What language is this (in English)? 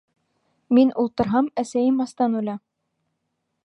Bashkir